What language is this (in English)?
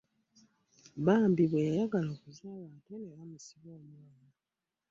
Ganda